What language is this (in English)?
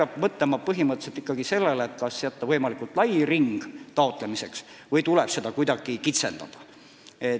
Estonian